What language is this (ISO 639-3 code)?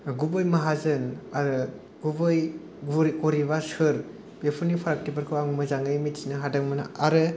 brx